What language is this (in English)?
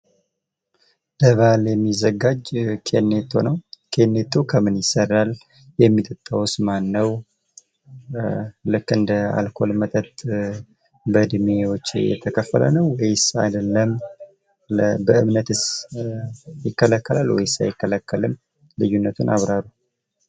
Amharic